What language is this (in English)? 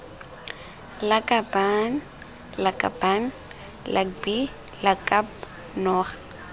Tswana